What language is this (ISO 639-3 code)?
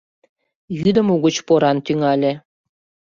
chm